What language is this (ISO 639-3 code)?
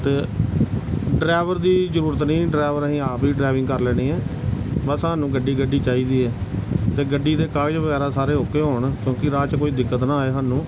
pan